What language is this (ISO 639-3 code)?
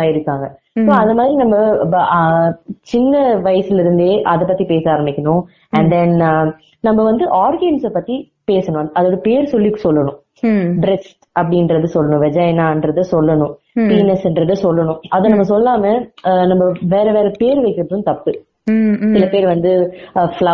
tam